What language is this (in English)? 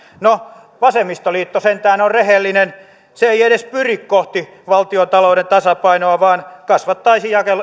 Finnish